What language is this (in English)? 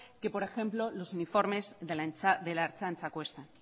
Spanish